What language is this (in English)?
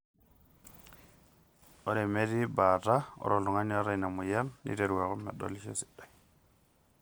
Masai